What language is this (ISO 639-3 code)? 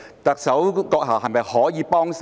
yue